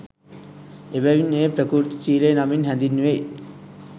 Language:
Sinhala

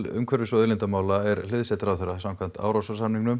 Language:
Icelandic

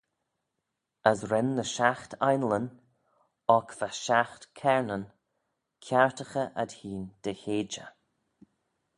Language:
Manx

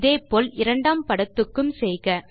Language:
Tamil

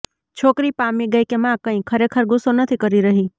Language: Gujarati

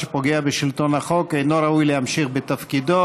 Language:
Hebrew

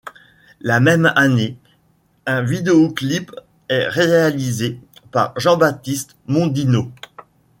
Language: French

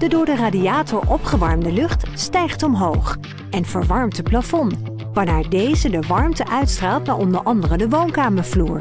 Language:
Dutch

